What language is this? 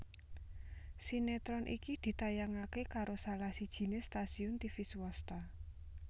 Javanese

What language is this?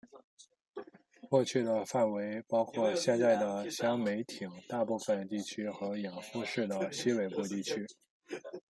Chinese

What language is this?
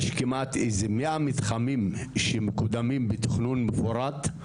Hebrew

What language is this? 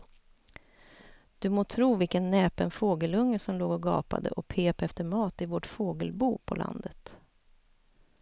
Swedish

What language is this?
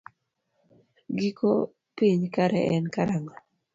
Luo (Kenya and Tanzania)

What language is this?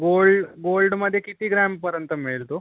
Marathi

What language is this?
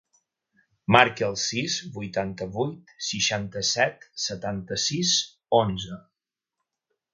Catalan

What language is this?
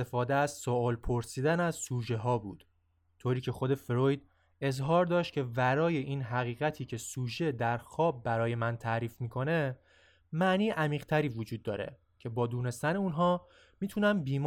Persian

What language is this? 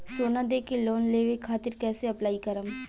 Bhojpuri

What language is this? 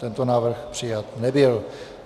Czech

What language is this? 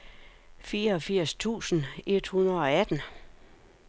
Danish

